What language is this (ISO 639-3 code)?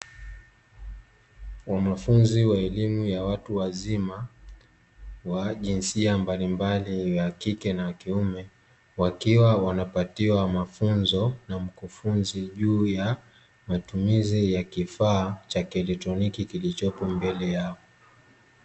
swa